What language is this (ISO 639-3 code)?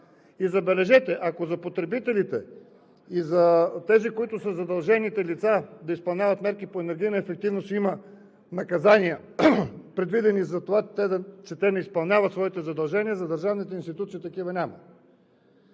bul